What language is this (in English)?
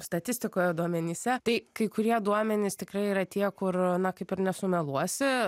Lithuanian